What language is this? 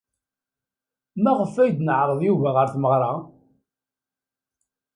Kabyle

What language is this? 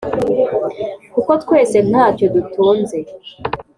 Kinyarwanda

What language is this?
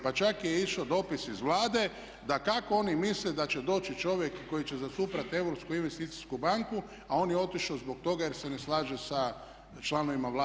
Croatian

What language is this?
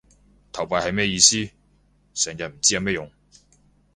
Cantonese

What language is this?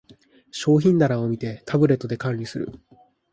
Japanese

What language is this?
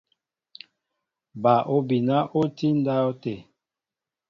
Mbo (Cameroon)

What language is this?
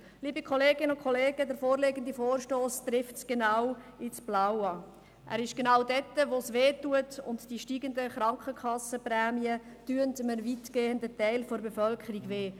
Swiss German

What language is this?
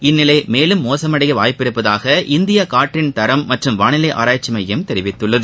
Tamil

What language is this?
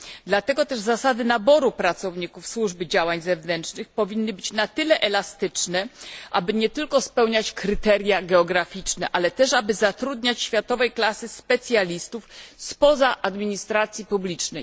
Polish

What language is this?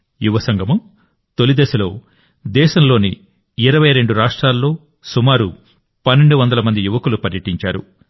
Telugu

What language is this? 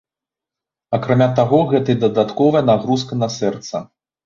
Belarusian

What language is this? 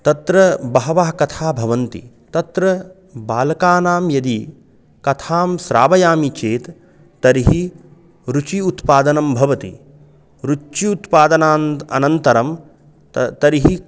Sanskrit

